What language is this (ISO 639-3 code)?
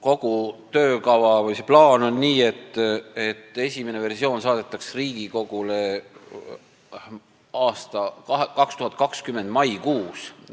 est